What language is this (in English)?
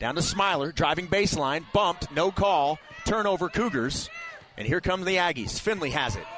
English